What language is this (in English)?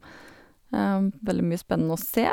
Norwegian